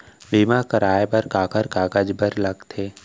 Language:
Chhattisgarhi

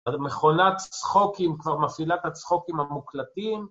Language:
Hebrew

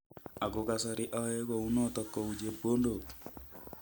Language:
Kalenjin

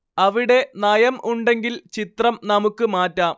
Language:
Malayalam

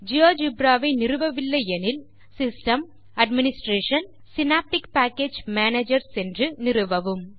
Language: Tamil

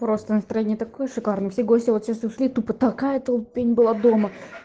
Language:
Russian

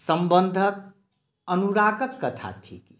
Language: Maithili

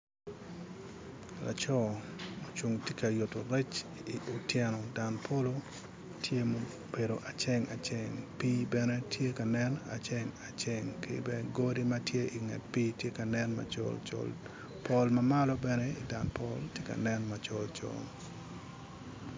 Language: Acoli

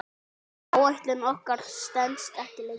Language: Icelandic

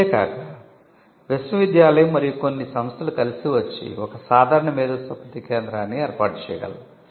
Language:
Telugu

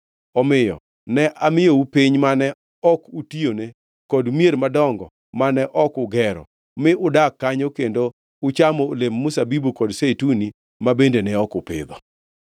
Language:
Luo (Kenya and Tanzania)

